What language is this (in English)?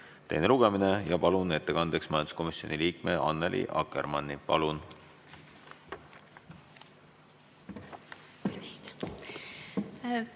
Estonian